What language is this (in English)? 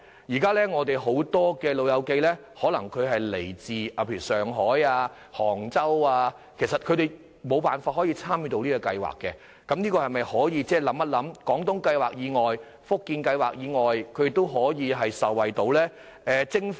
Cantonese